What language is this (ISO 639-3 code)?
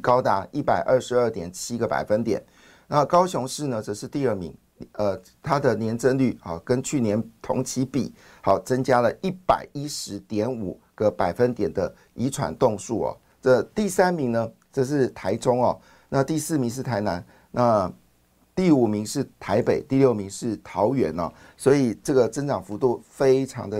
zho